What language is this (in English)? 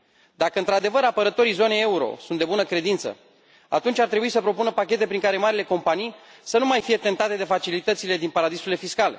Romanian